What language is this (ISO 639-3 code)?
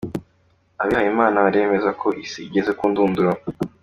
kin